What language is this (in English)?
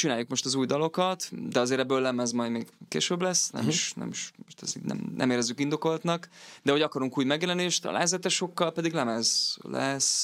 Hungarian